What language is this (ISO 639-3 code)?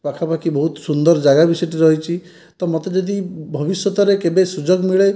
ori